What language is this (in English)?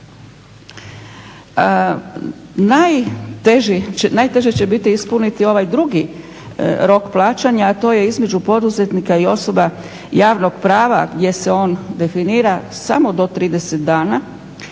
Croatian